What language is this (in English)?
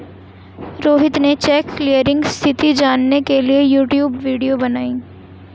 Hindi